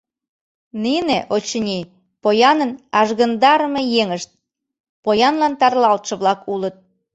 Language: Mari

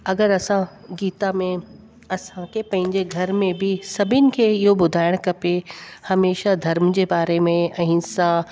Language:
Sindhi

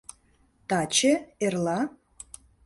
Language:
Mari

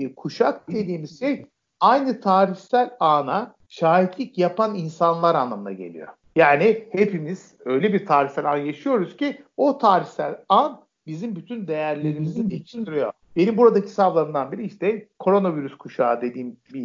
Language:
Turkish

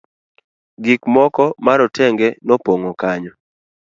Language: Luo (Kenya and Tanzania)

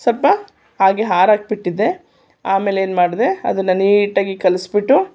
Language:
Kannada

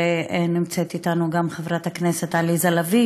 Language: Hebrew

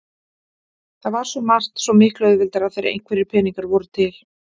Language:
Icelandic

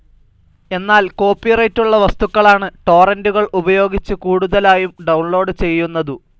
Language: Malayalam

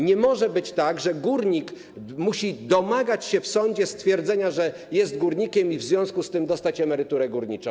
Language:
Polish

